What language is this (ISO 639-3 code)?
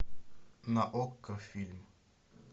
rus